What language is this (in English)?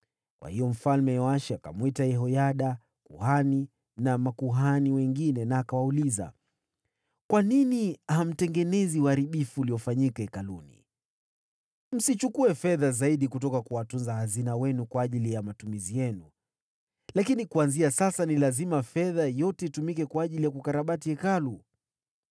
Swahili